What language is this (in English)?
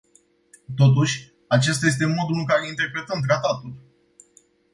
Romanian